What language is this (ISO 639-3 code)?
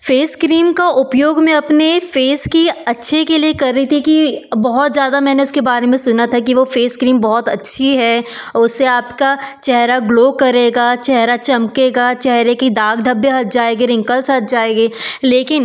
hin